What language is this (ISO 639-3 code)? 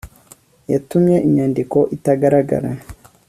kin